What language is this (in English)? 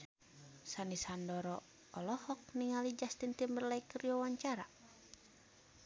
Sundanese